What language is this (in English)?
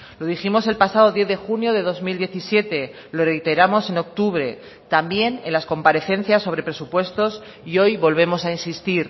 Spanish